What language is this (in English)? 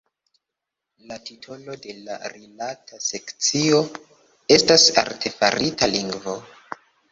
Esperanto